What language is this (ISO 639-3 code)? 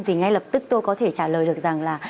vie